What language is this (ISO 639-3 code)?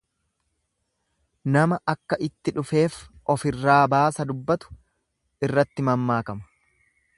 orm